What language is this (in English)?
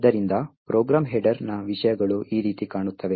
Kannada